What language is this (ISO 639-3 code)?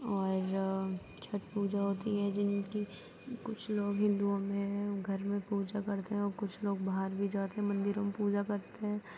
urd